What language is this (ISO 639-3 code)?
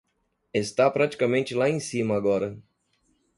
por